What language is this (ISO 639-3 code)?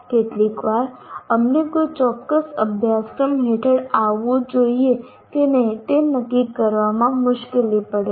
guj